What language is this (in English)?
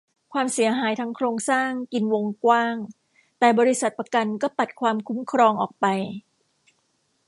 Thai